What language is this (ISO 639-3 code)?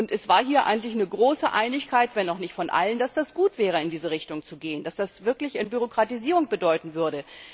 deu